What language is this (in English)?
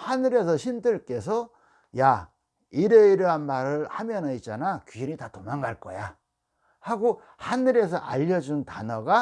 Korean